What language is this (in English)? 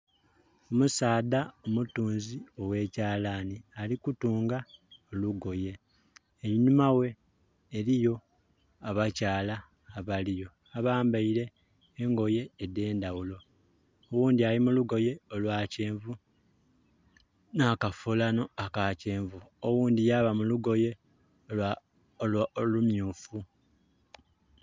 Soga